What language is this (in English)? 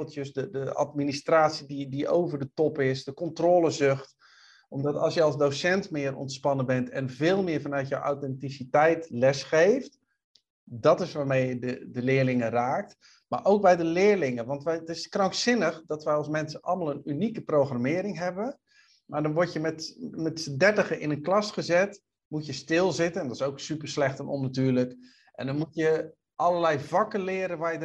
Dutch